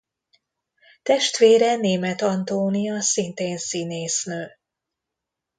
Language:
Hungarian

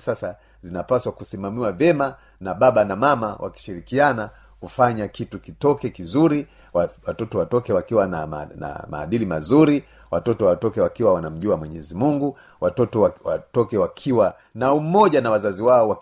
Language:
Swahili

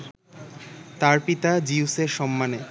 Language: Bangla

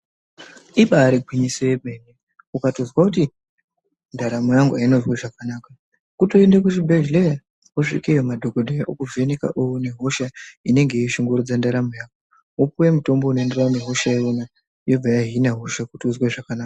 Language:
Ndau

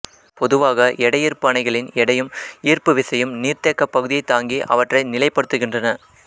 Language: Tamil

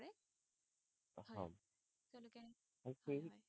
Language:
Assamese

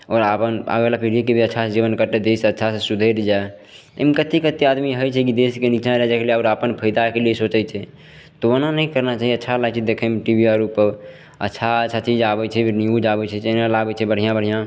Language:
Maithili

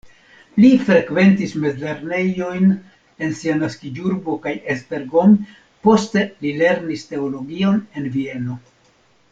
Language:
Esperanto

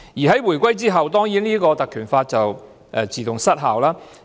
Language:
Cantonese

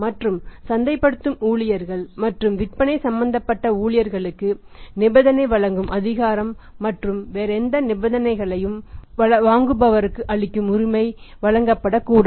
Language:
Tamil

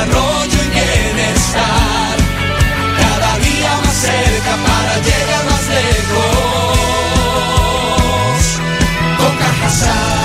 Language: Spanish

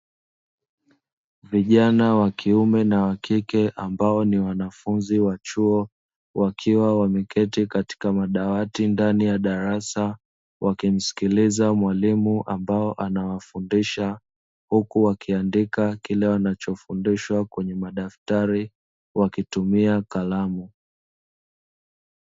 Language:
Swahili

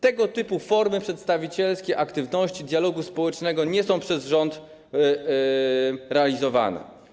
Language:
Polish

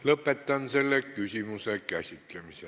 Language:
Estonian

